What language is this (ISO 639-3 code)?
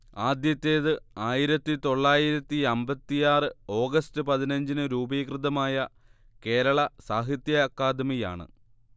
mal